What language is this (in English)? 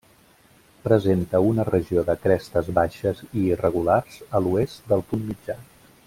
Catalan